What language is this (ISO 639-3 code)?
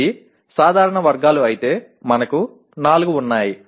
tel